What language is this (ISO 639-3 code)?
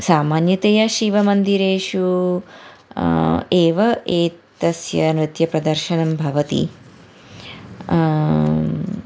san